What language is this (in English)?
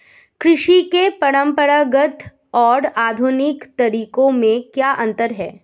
Hindi